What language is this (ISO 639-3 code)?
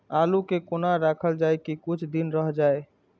mai